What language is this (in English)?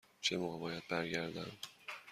Persian